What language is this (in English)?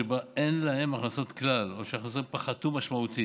Hebrew